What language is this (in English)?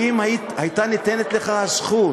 Hebrew